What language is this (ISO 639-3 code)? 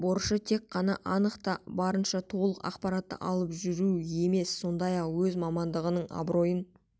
kaz